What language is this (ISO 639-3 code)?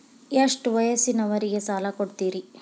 kan